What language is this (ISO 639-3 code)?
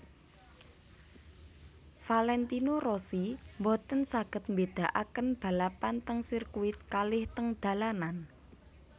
jav